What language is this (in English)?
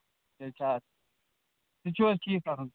Kashmiri